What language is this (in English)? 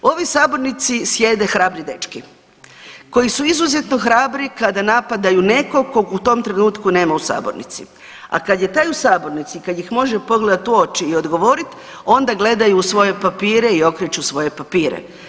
Croatian